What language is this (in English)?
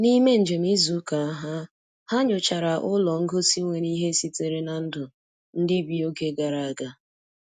Igbo